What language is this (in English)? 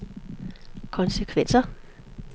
Danish